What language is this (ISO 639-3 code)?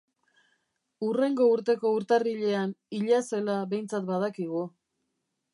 eus